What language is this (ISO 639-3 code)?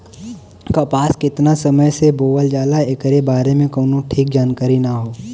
bho